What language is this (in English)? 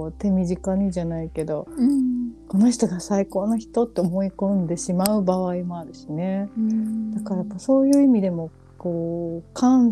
Japanese